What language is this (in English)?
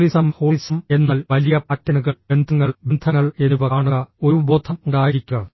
Malayalam